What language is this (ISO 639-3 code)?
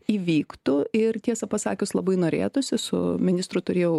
lit